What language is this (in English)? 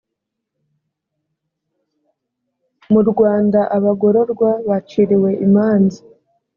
Kinyarwanda